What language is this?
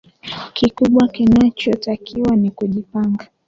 Swahili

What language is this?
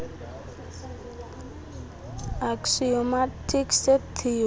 Xhosa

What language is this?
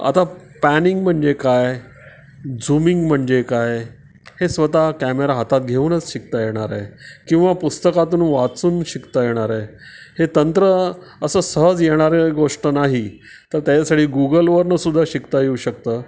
Marathi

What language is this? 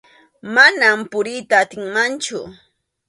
Arequipa-La Unión Quechua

